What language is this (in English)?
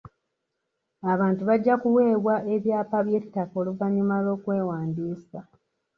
Ganda